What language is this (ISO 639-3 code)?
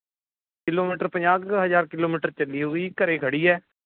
pan